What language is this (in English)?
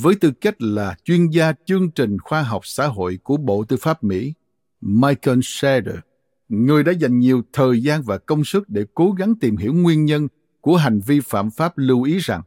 Vietnamese